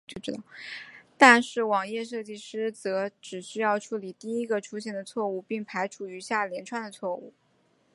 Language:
Chinese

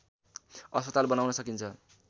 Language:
Nepali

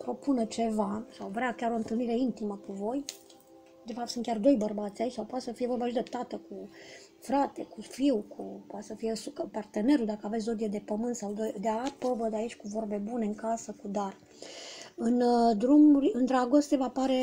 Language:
Romanian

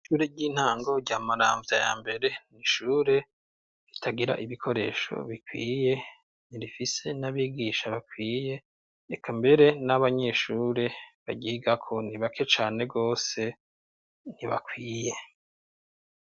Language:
Rundi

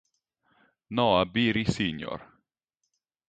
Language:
Italian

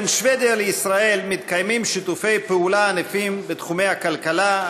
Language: Hebrew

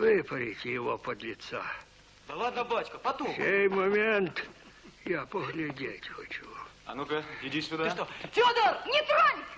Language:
Russian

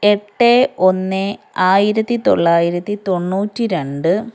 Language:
Malayalam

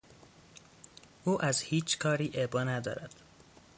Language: Persian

